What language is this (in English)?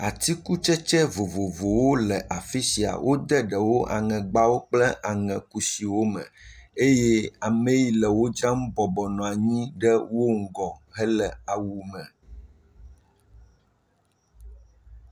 Ewe